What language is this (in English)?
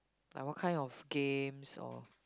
English